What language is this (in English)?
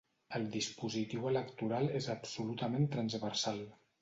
Catalan